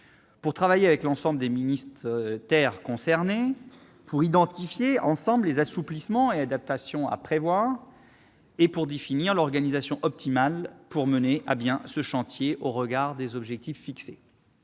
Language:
French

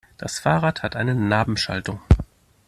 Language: German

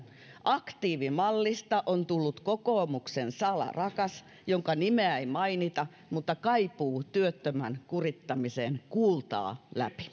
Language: Finnish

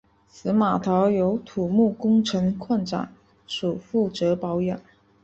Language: Chinese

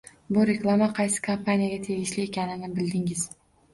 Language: Uzbek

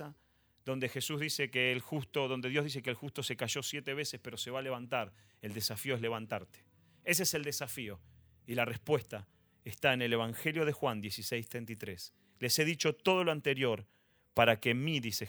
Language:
Spanish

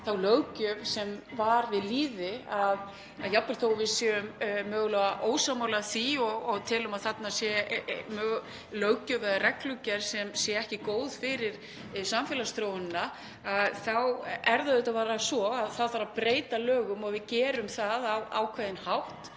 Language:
Icelandic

